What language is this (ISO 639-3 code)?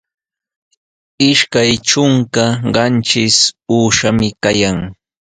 qws